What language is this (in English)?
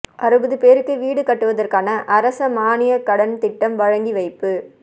Tamil